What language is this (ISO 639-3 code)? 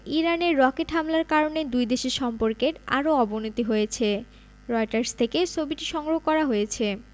ben